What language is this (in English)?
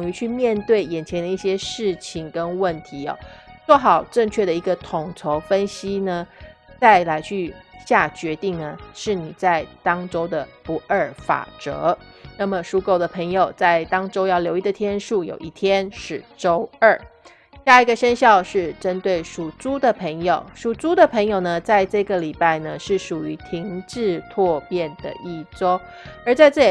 Chinese